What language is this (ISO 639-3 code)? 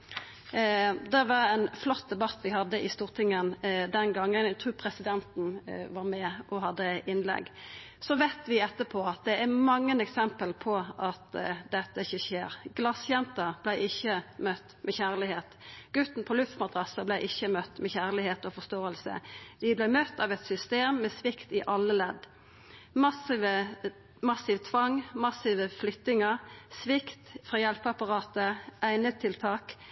nno